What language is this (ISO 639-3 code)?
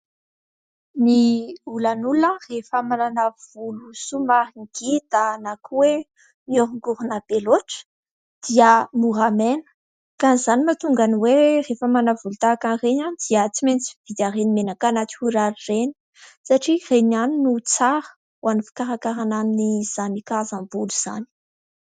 mlg